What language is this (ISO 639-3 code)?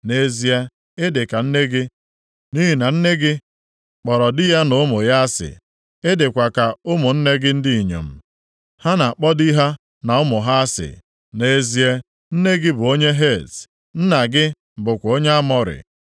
ibo